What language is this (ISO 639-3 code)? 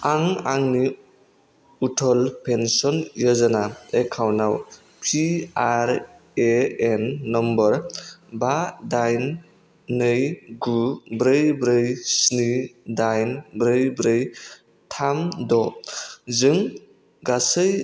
brx